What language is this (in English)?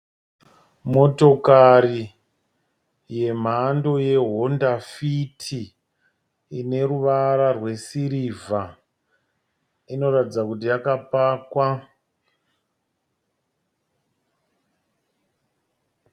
Shona